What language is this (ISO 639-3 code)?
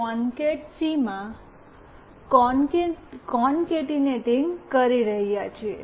guj